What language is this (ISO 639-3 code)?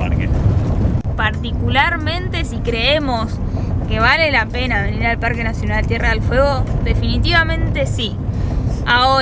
spa